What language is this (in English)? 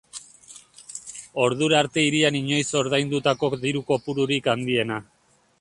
Basque